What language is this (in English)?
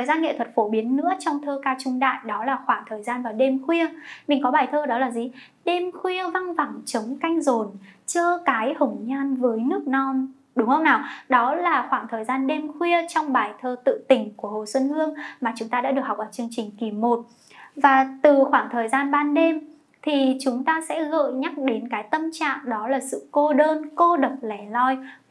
Vietnamese